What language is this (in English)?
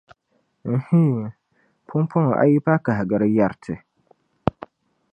Dagbani